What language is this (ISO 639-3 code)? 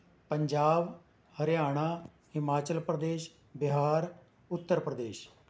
pan